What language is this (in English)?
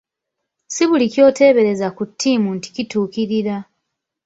Ganda